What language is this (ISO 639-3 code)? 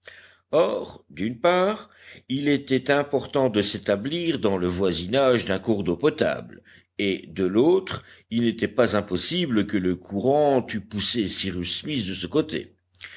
fra